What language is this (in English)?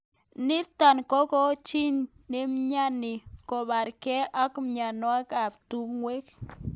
Kalenjin